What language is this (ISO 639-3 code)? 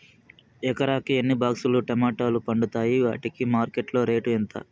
tel